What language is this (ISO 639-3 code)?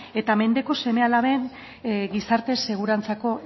eus